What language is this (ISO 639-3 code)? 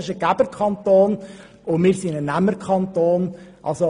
gsw